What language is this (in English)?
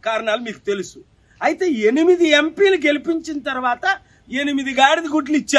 Telugu